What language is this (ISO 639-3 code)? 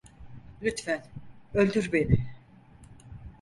tur